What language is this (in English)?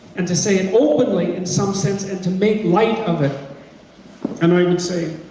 English